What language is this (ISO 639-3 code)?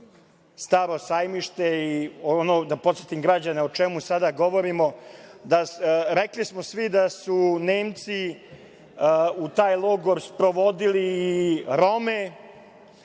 srp